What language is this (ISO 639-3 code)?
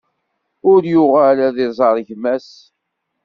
kab